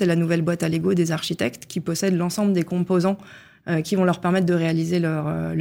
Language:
French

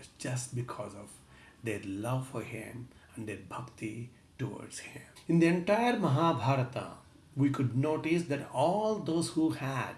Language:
English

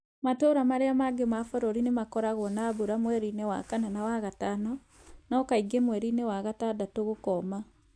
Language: Kikuyu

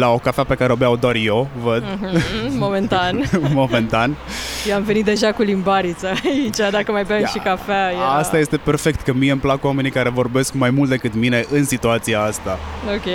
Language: Romanian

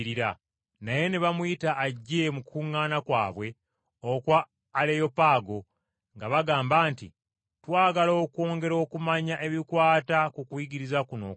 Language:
Ganda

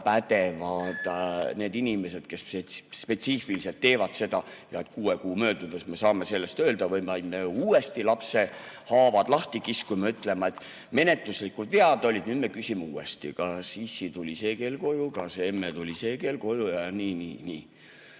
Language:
Estonian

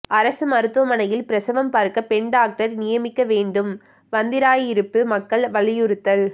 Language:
Tamil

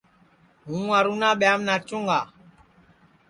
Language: Sansi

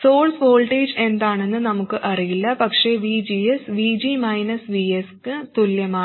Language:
Malayalam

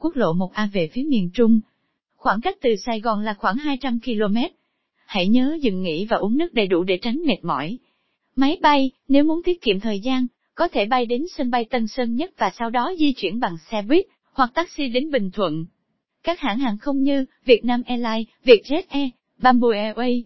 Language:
Vietnamese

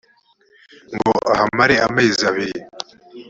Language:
Kinyarwanda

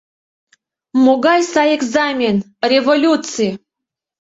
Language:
Mari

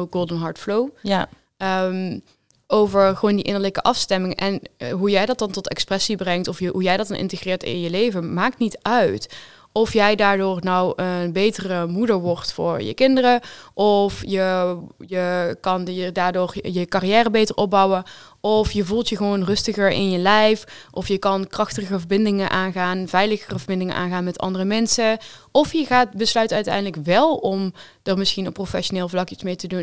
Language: Dutch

